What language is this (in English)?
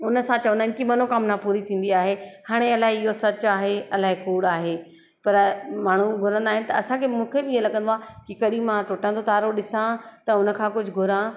Sindhi